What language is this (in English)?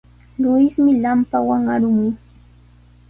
Sihuas Ancash Quechua